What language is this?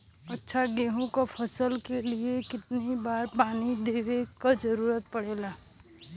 Bhojpuri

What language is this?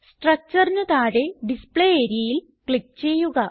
Malayalam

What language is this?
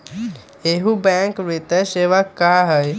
Magahi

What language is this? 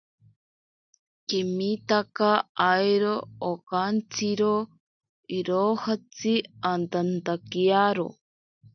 Ashéninka Perené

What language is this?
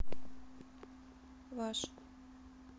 Russian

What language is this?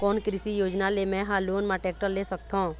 Chhattisgarhi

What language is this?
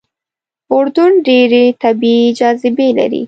Pashto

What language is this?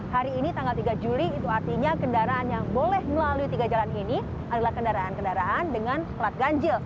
Indonesian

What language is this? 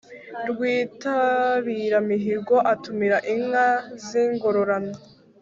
Kinyarwanda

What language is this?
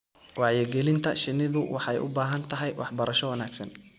Somali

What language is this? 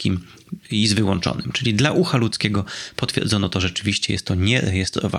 Polish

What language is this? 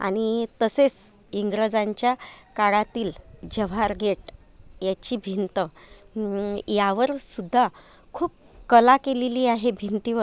Marathi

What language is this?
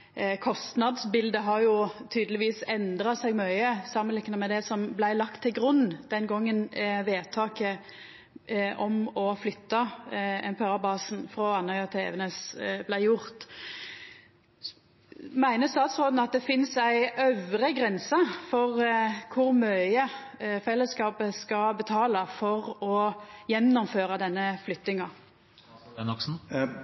Norwegian Nynorsk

